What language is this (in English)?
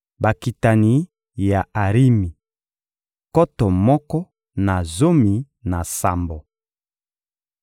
Lingala